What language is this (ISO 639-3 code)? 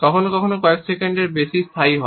ben